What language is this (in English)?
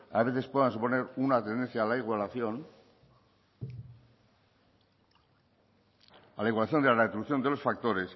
Spanish